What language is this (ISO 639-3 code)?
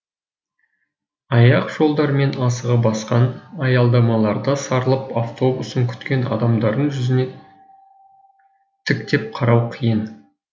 kaz